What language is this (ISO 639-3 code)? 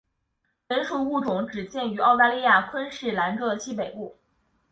zho